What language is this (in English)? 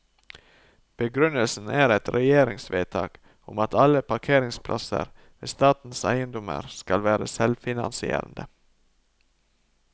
Norwegian